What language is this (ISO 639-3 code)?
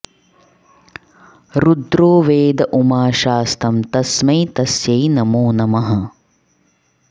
san